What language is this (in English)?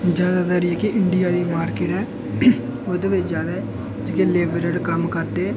Dogri